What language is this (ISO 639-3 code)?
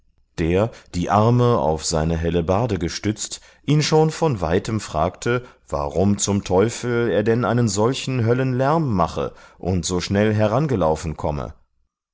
deu